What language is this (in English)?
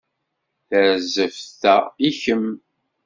Kabyle